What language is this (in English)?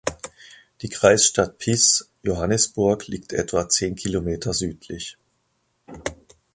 German